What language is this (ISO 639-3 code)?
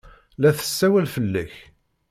kab